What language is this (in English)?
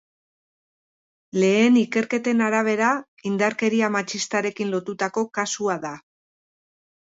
Basque